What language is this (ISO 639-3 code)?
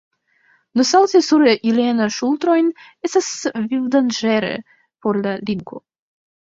epo